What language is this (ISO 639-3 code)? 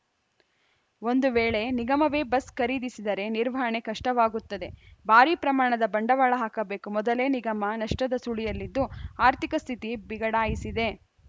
kan